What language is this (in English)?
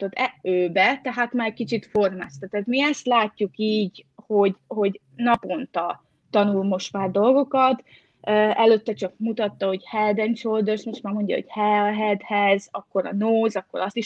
Hungarian